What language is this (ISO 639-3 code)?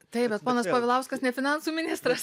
lit